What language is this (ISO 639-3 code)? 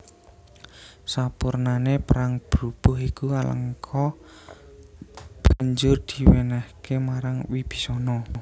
jav